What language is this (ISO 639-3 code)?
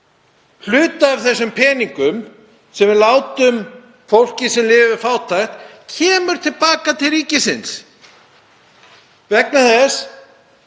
isl